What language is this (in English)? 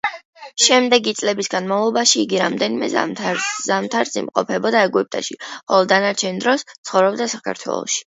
Georgian